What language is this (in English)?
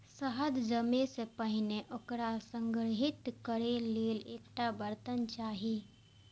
Maithili